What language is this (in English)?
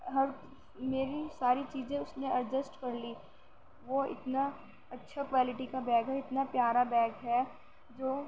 Urdu